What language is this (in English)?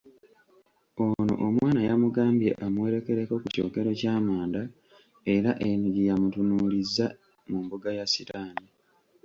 Ganda